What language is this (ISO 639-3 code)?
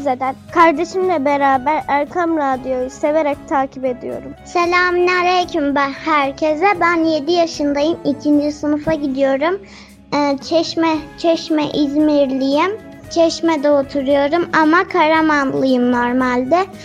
tur